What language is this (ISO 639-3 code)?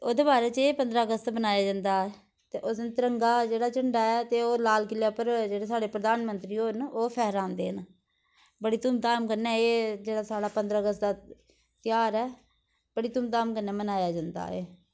doi